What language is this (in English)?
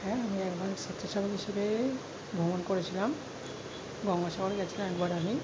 Bangla